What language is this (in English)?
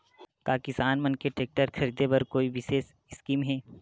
Chhattisgarhi